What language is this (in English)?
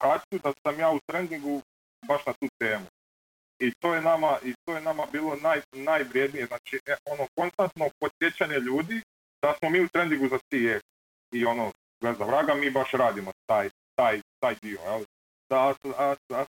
Croatian